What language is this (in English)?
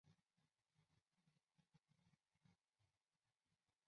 Chinese